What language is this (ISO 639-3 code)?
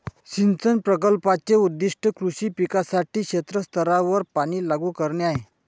mar